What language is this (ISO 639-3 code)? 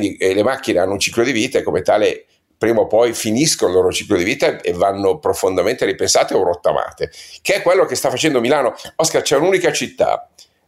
ita